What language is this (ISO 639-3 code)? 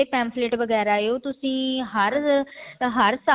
pan